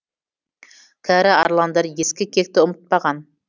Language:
Kazakh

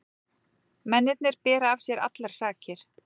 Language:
Icelandic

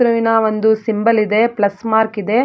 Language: Kannada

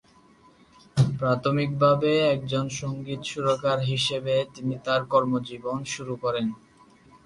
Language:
Bangla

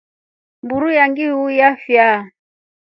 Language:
Rombo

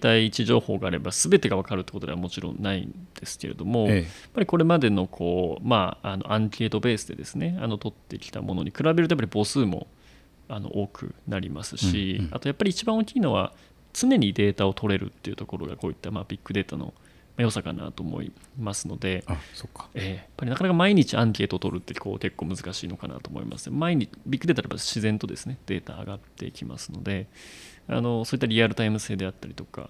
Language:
Japanese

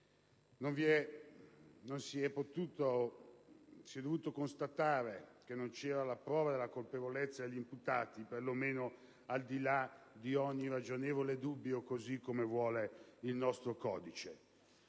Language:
Italian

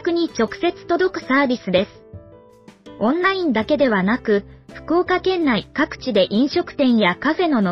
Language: Japanese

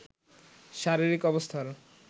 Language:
Bangla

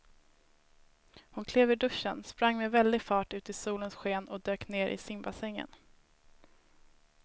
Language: Swedish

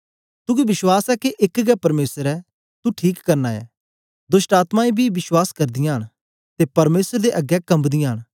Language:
Dogri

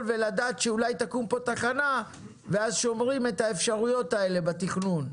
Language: Hebrew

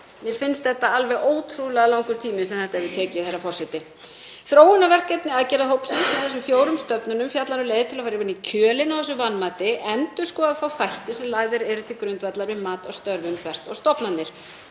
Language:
Icelandic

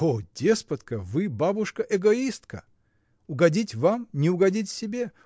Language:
Russian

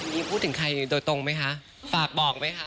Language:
Thai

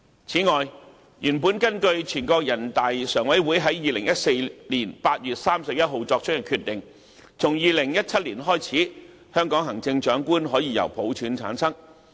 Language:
Cantonese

